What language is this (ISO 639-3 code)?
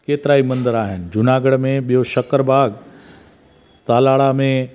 snd